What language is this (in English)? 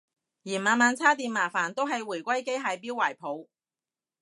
Cantonese